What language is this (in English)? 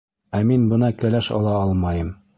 Bashkir